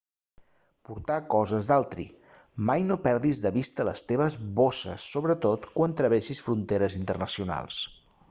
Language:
Catalan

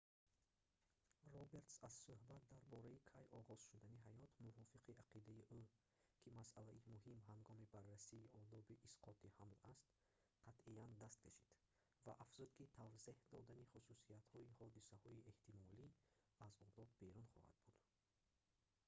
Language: Tajik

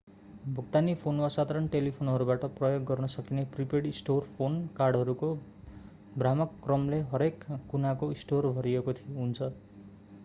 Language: Nepali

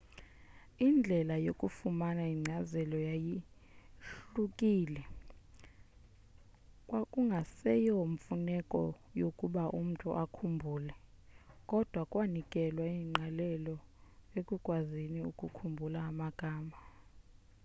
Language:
Xhosa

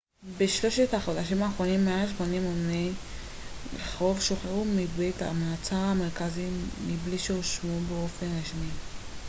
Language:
Hebrew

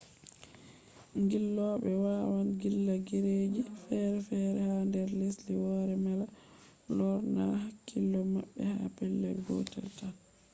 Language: Fula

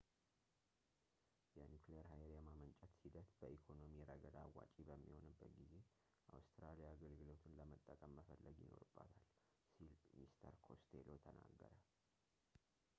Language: Amharic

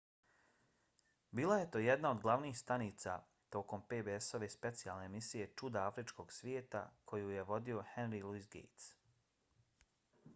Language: Bosnian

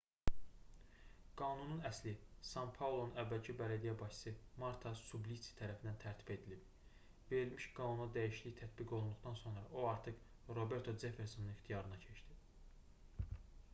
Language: Azerbaijani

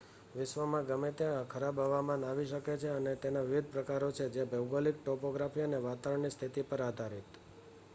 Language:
Gujarati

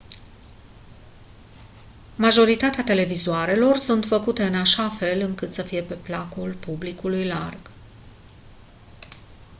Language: Romanian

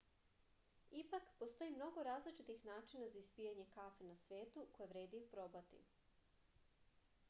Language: Serbian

